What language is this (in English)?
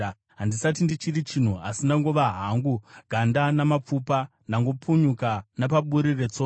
Shona